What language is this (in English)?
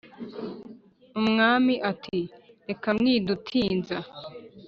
Kinyarwanda